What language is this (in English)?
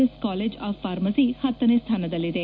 Kannada